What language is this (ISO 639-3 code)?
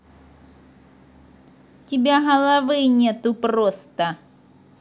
rus